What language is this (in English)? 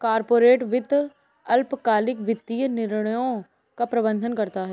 Hindi